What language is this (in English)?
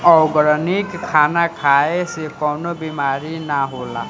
Bhojpuri